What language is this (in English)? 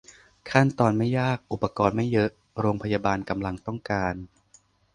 Thai